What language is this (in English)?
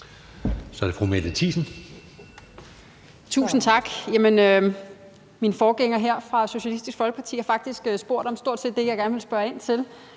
Danish